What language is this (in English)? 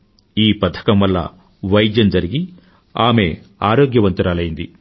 Telugu